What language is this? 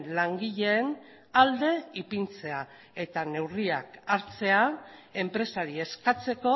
Basque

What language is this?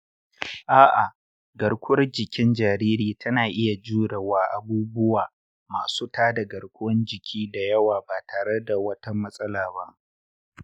Hausa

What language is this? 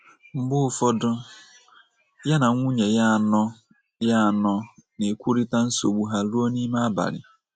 Igbo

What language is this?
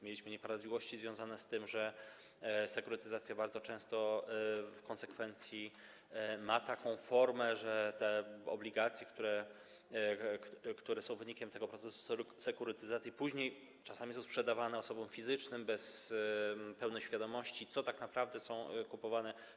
Polish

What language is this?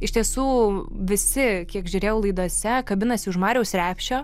Lithuanian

